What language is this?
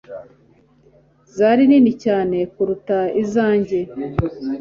Kinyarwanda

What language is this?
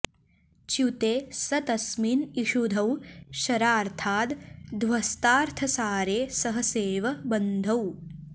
Sanskrit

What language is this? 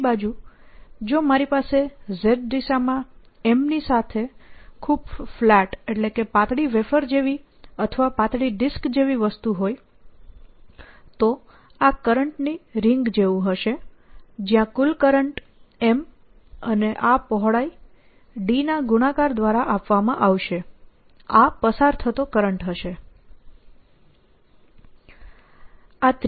Gujarati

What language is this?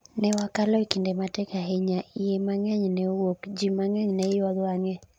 Luo (Kenya and Tanzania)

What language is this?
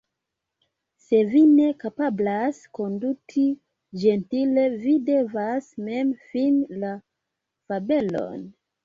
Esperanto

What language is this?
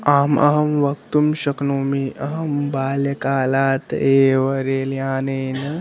Sanskrit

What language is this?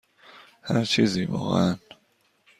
Persian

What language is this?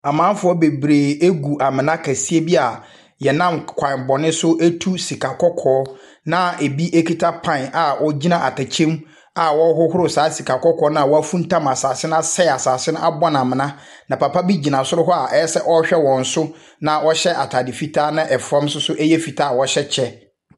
Akan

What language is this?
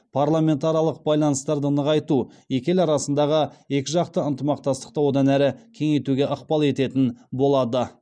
Kazakh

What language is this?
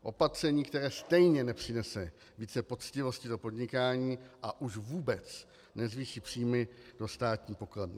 Czech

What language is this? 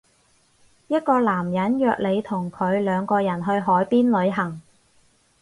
Cantonese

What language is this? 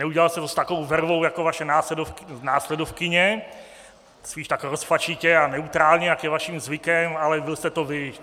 Czech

